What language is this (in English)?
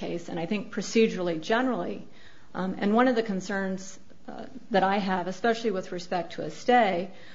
English